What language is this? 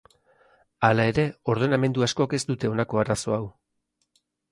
Basque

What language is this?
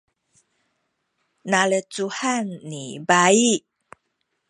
Sakizaya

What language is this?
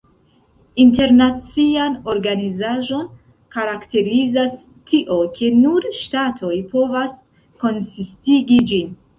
Esperanto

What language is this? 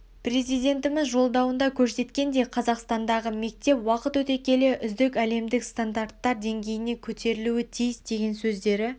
Kazakh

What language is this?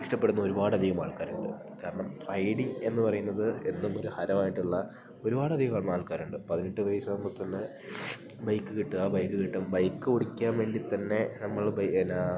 Malayalam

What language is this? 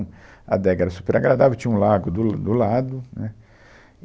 Portuguese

